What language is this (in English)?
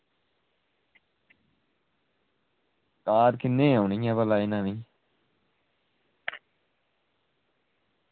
Dogri